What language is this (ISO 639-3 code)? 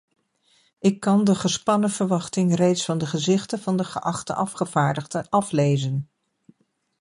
nld